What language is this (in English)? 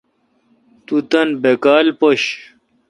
Kalkoti